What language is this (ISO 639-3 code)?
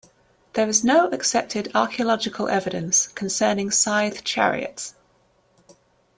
eng